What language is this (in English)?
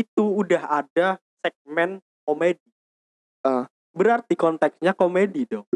Indonesian